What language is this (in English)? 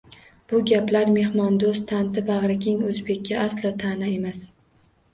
Uzbek